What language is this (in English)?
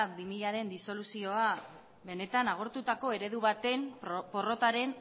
Basque